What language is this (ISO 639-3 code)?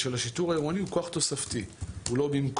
heb